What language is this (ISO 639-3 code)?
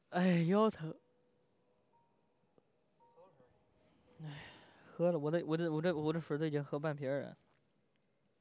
zho